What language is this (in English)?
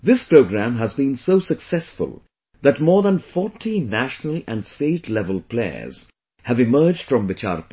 English